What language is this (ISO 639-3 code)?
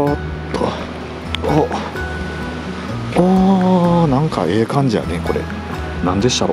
jpn